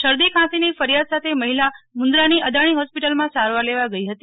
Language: Gujarati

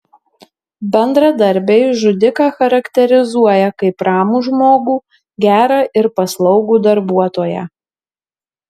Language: Lithuanian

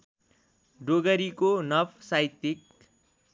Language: Nepali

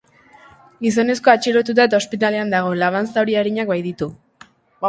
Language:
Basque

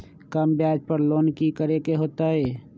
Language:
Magahi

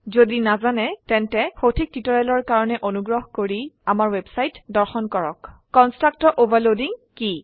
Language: Assamese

